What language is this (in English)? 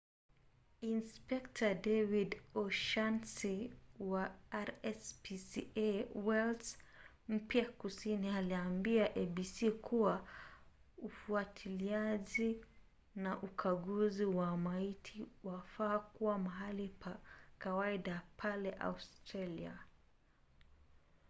Swahili